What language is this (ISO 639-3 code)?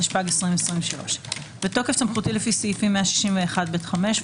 heb